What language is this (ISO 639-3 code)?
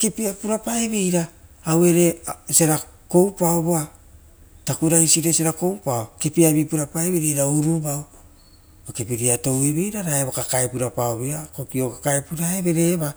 roo